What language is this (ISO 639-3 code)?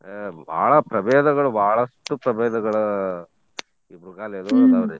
kan